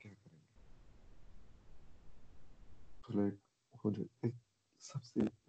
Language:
Urdu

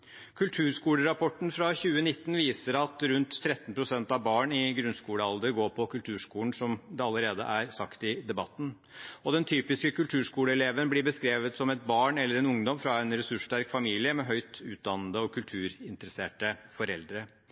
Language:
Norwegian Bokmål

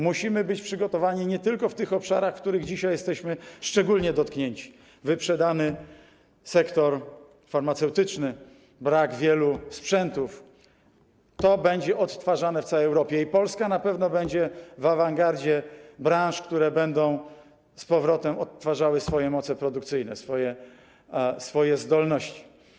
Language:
Polish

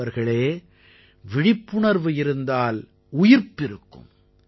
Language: Tamil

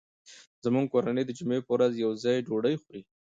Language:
Pashto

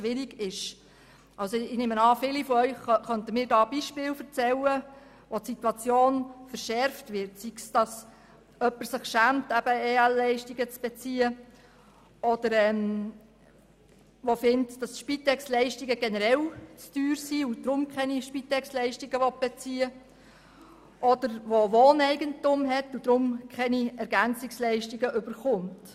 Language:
Swiss German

